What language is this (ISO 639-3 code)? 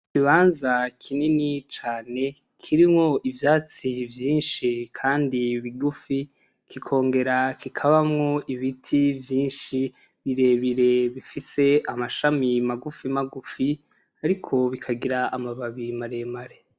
run